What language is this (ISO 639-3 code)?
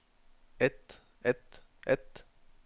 nor